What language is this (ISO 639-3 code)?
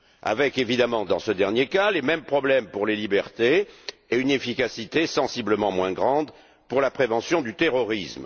fra